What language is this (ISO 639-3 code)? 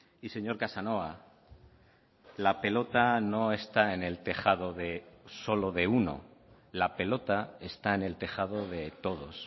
spa